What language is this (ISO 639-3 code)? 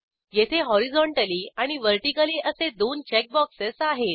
mar